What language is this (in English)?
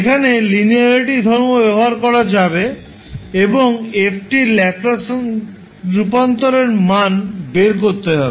Bangla